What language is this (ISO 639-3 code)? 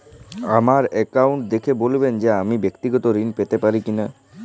ben